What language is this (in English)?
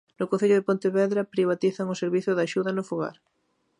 Galician